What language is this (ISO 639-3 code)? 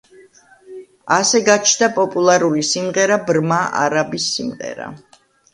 kat